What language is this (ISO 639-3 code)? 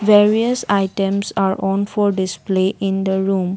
eng